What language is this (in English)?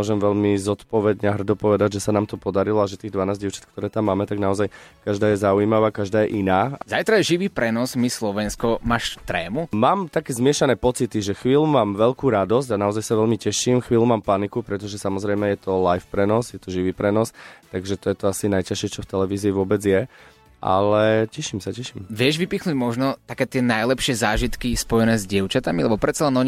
Slovak